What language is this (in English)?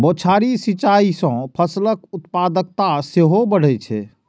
Maithili